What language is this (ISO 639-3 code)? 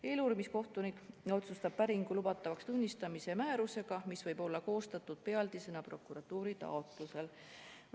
est